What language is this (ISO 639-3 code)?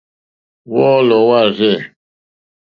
bri